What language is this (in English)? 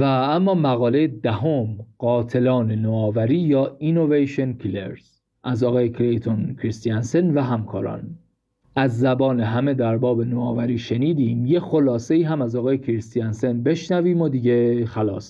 Persian